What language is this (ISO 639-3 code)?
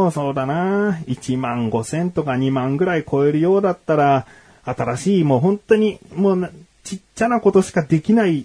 jpn